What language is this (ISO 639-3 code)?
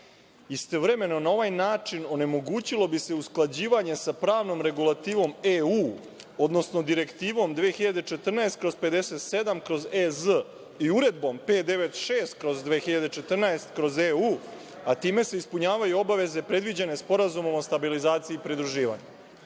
srp